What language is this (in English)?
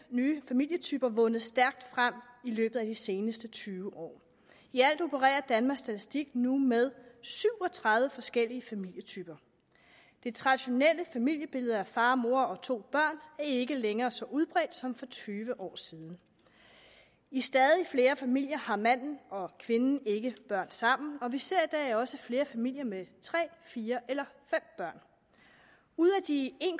Danish